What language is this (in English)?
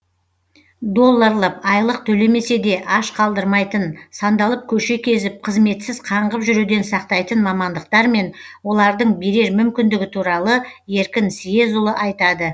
Kazakh